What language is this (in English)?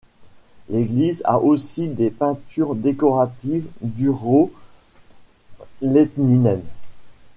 French